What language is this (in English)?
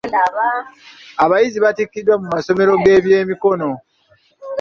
Ganda